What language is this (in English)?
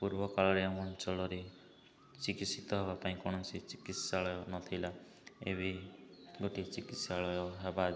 Odia